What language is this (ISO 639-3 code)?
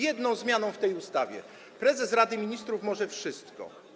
pol